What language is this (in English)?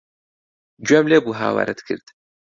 Central Kurdish